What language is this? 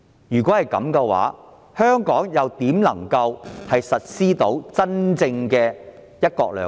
Cantonese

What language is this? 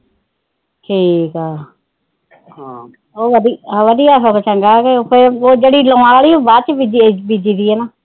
Punjabi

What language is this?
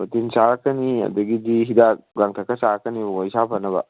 Manipuri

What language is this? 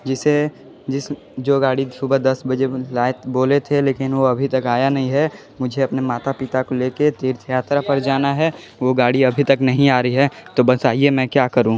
Hindi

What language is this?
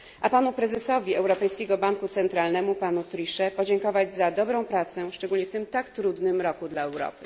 Polish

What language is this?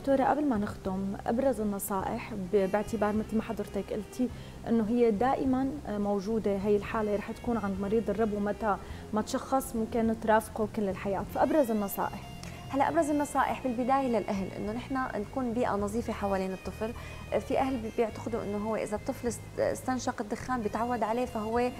Arabic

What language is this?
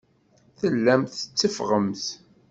Kabyle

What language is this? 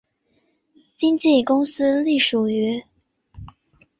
Chinese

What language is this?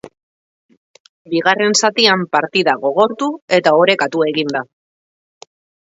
Basque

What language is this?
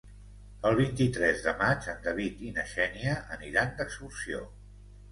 Catalan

